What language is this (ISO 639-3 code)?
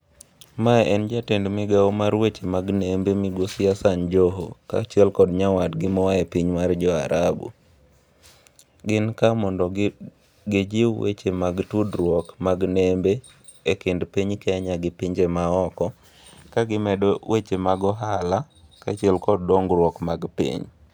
luo